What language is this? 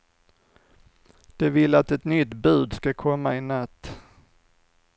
Swedish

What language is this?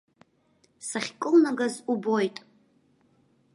Abkhazian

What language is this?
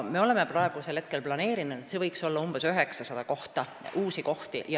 Estonian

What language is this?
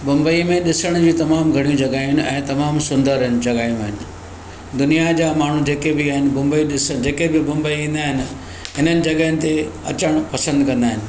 Sindhi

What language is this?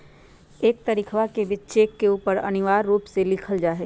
Magahi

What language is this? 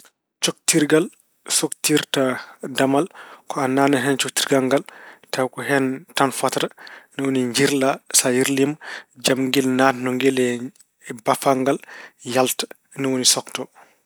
Fula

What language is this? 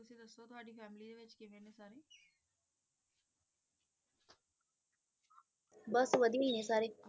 Punjabi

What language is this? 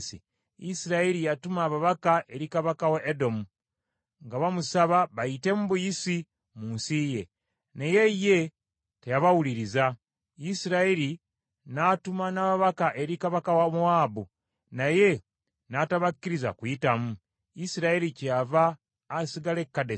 Ganda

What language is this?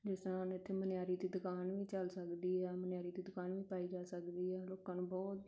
Punjabi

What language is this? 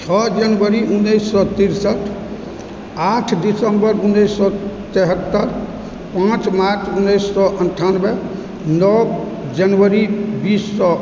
Maithili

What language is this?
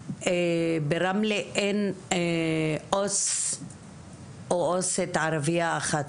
Hebrew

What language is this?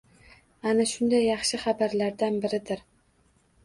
Uzbek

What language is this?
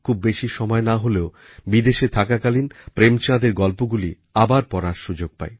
Bangla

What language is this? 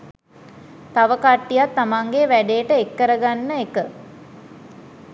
Sinhala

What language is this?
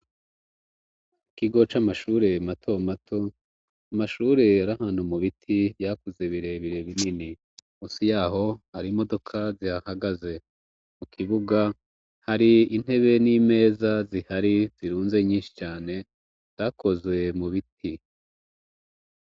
Rundi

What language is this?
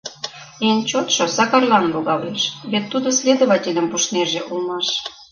Mari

